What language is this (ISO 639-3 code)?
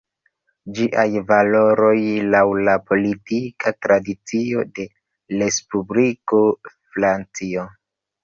epo